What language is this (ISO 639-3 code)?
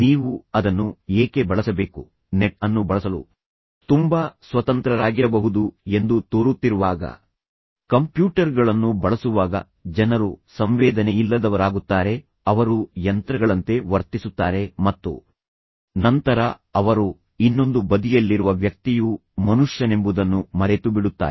kan